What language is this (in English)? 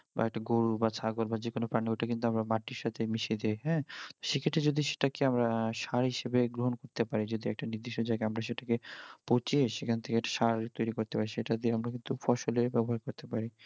Bangla